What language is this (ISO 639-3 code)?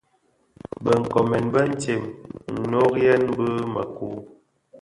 ksf